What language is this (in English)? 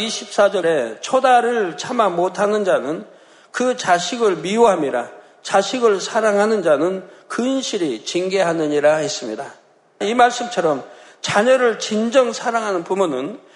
Korean